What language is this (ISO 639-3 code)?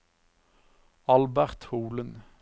nor